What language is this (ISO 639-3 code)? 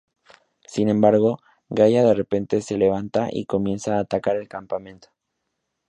spa